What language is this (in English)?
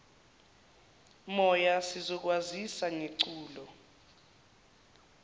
Zulu